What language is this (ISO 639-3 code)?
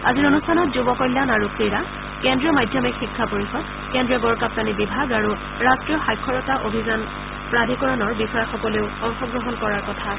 asm